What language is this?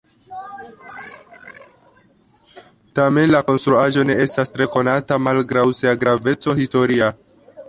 Esperanto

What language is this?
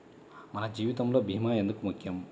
Telugu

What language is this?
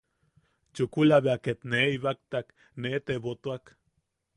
Yaqui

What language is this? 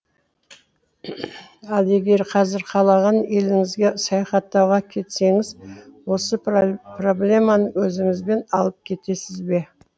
Kazakh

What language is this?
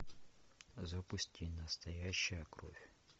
Russian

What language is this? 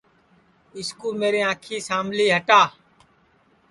Sansi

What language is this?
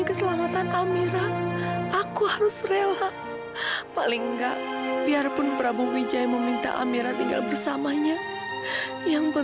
Indonesian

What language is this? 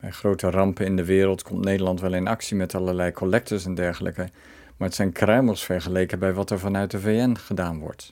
Dutch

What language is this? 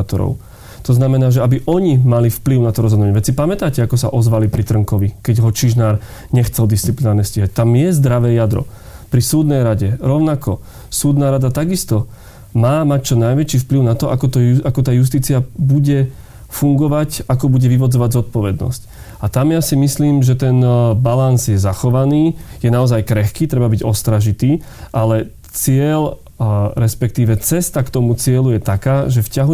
Slovak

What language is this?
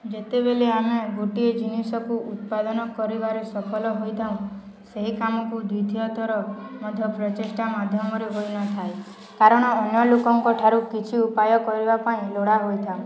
Odia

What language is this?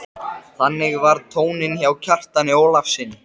Icelandic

